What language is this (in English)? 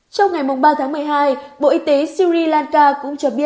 Vietnamese